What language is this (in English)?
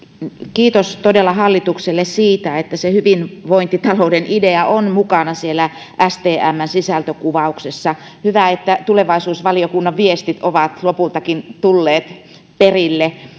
Finnish